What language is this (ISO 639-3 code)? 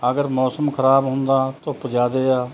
pan